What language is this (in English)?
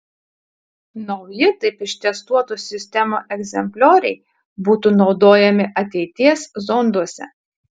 Lithuanian